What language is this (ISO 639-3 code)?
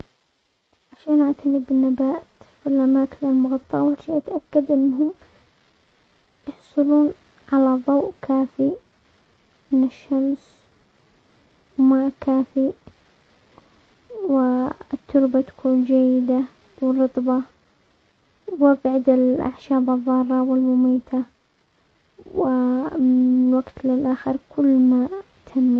acx